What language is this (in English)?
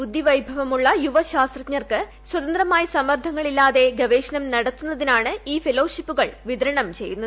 Malayalam